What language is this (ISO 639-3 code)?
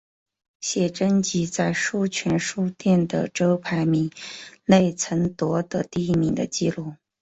zho